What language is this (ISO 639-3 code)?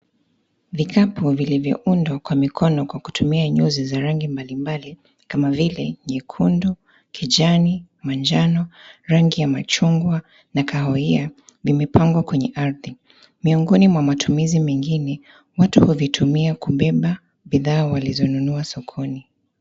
swa